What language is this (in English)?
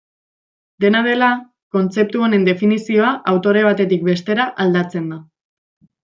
Basque